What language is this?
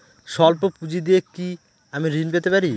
Bangla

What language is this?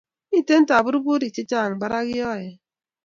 Kalenjin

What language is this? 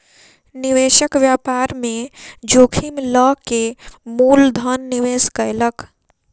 Maithili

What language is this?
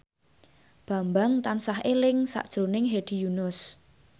Javanese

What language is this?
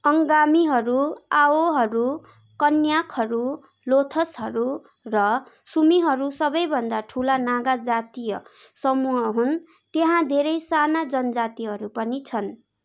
Nepali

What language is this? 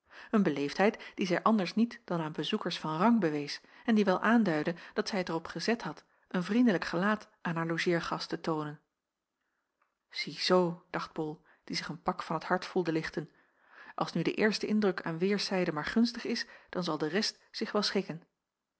Dutch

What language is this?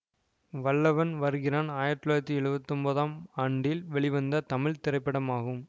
Tamil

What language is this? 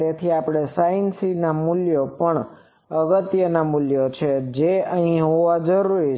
Gujarati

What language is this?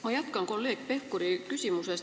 Estonian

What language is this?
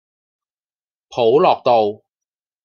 Cantonese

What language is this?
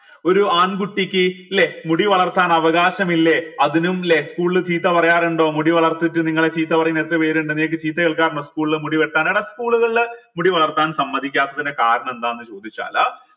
Malayalam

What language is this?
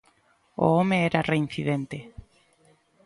Galician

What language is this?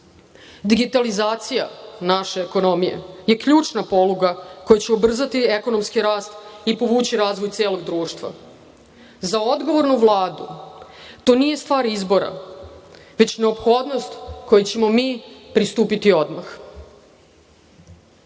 Serbian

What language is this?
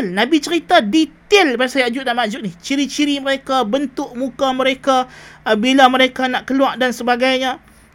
Malay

